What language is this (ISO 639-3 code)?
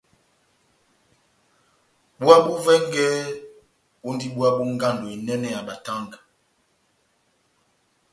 bnm